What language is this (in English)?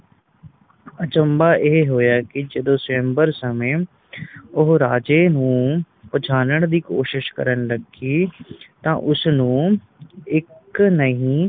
Punjabi